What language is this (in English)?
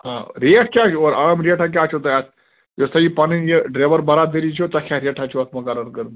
Kashmiri